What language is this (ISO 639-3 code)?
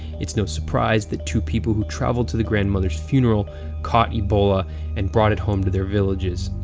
eng